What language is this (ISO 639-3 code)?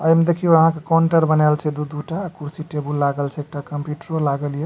mai